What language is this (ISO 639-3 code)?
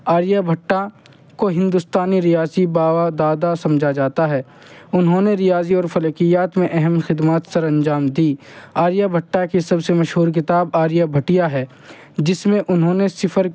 urd